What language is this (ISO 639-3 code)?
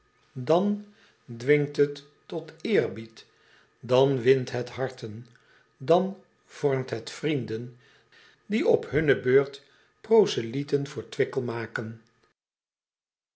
nld